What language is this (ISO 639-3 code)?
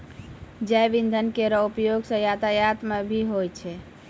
mai